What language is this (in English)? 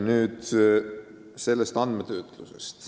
Estonian